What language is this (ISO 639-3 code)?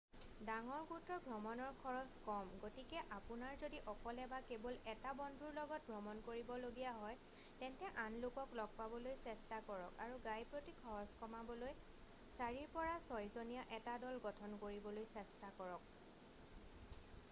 asm